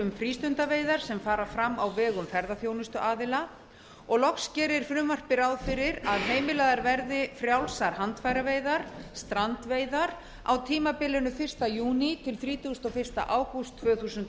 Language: Icelandic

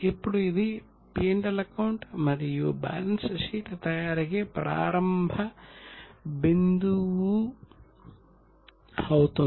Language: Telugu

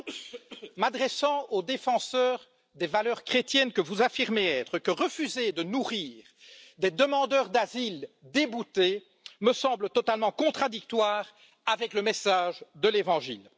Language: French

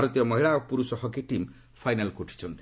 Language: Odia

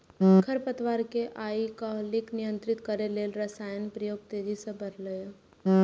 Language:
Maithili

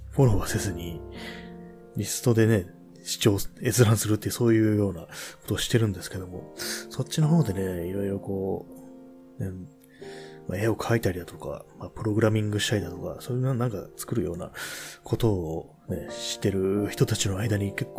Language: Japanese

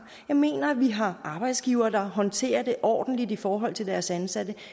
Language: Danish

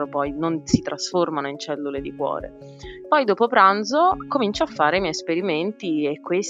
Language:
Italian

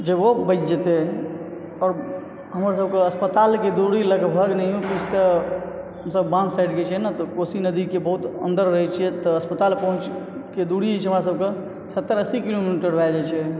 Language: Maithili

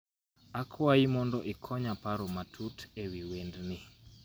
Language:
Luo (Kenya and Tanzania)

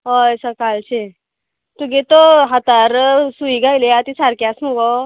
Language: Konkani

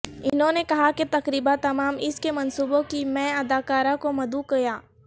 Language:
Urdu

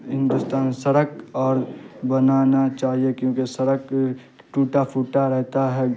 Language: Urdu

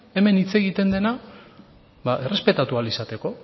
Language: Basque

